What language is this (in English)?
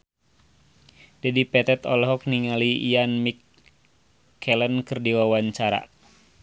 Sundanese